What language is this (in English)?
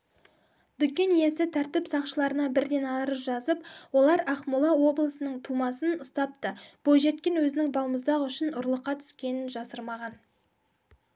Kazakh